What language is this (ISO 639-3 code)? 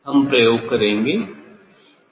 hin